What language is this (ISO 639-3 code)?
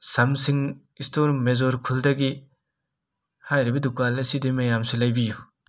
mni